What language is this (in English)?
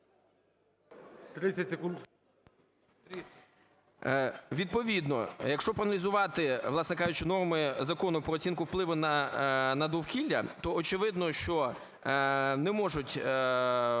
Ukrainian